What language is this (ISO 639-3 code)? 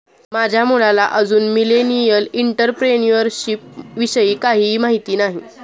mar